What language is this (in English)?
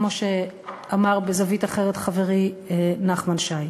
Hebrew